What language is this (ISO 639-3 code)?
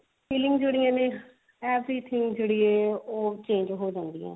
pan